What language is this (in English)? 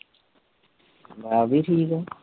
Punjabi